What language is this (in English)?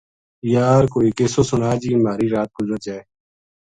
Gujari